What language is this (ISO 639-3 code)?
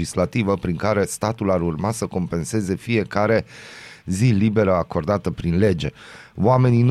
ron